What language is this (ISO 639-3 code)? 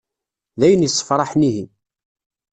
kab